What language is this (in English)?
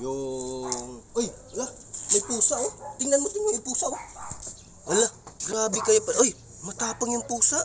Filipino